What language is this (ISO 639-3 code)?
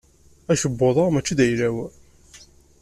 kab